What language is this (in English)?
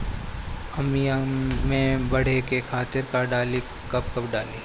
Bhojpuri